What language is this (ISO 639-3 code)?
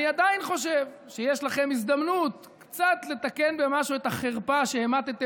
heb